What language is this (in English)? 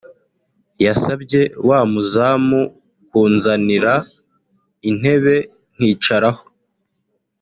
Kinyarwanda